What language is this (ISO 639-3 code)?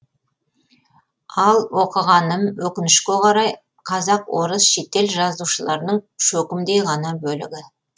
kaz